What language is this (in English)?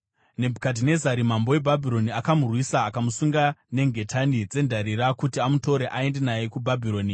Shona